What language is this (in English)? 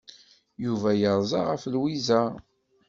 Kabyle